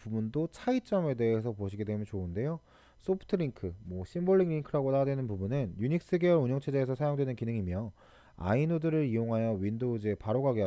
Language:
Korean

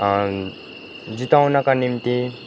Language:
Nepali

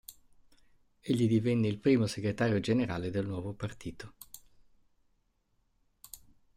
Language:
Italian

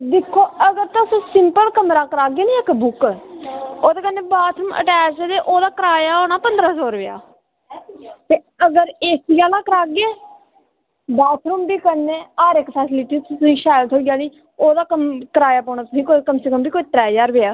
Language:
Dogri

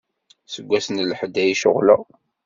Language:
Kabyle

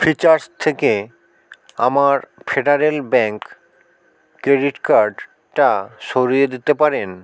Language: Bangla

